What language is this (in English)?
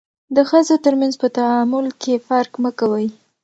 Pashto